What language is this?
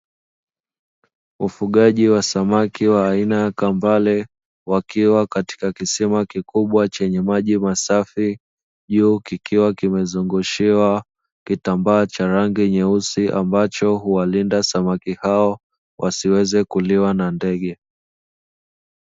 Swahili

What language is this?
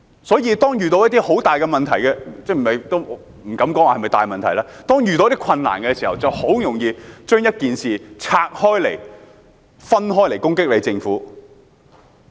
Cantonese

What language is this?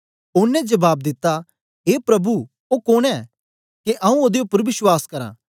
Dogri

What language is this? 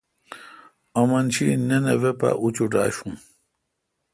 Kalkoti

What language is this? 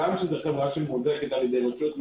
Hebrew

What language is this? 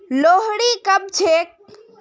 Magahi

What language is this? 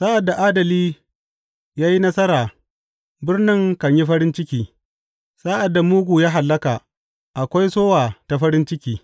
Hausa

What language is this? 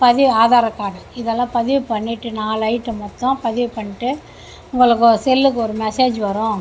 Tamil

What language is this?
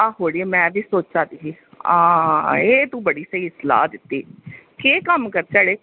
Dogri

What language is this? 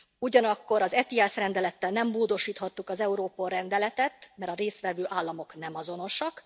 Hungarian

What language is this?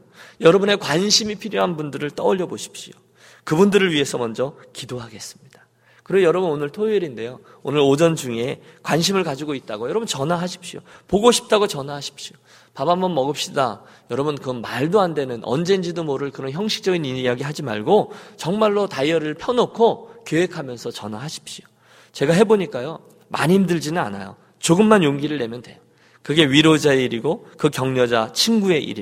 Korean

